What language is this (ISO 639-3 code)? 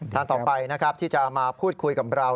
tha